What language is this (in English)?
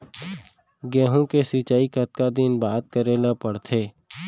Chhattisgarhi